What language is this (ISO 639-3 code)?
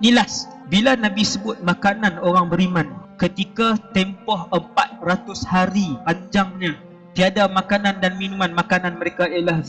msa